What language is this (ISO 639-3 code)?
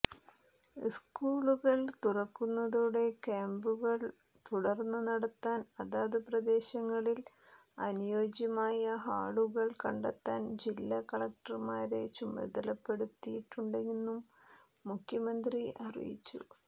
mal